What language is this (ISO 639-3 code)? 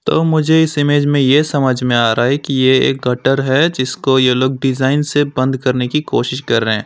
hin